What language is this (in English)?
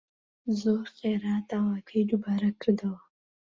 Central Kurdish